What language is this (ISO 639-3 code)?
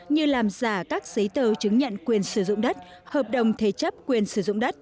vie